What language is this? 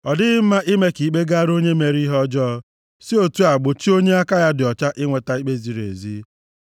Igbo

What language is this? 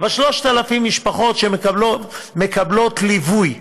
Hebrew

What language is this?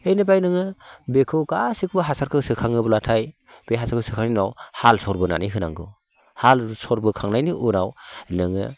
Bodo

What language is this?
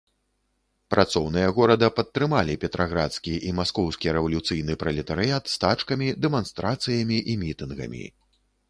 Belarusian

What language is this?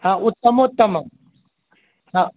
Sanskrit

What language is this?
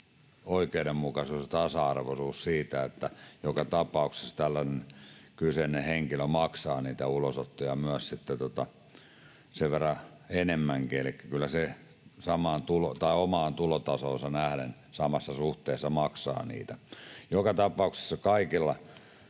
Finnish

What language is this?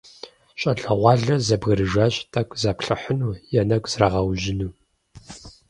Kabardian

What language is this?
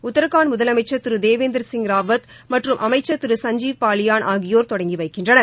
Tamil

